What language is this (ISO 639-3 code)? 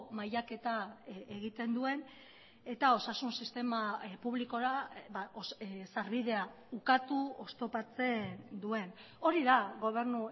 eus